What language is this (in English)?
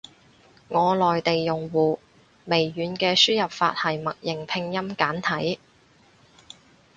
Cantonese